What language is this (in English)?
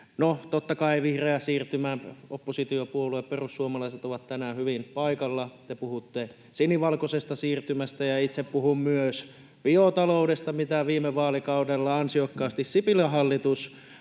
Finnish